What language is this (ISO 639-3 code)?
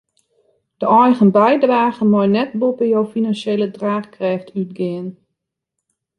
fry